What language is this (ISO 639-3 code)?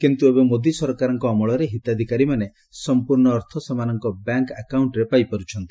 ori